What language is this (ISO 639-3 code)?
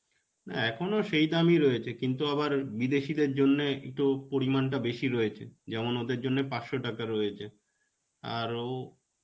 ben